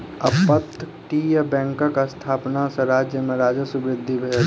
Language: Maithili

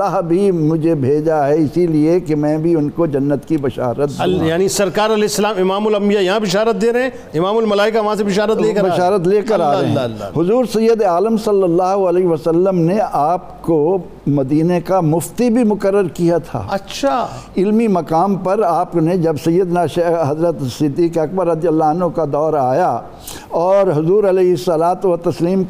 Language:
Urdu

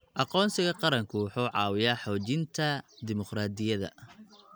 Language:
Somali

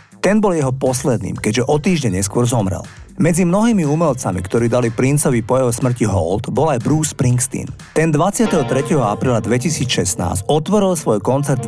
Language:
Slovak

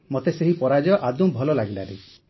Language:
Odia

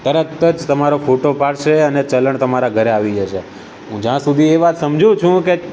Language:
Gujarati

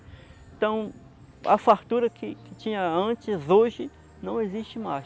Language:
Portuguese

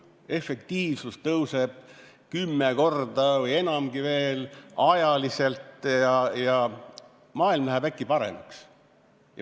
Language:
Estonian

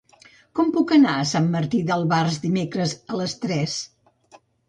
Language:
Catalan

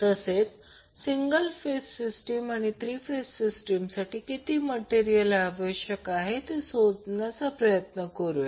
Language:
Marathi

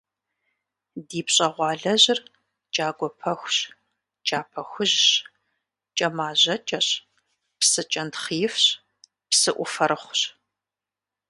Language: Kabardian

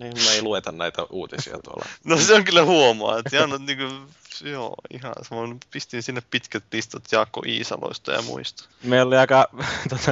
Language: Finnish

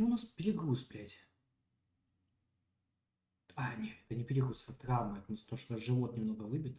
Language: Russian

